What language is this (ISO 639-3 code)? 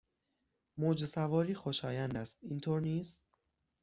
fas